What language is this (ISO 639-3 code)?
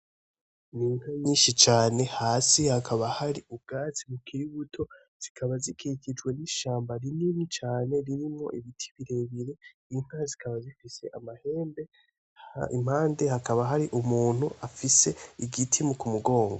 run